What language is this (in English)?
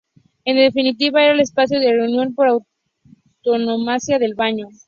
Spanish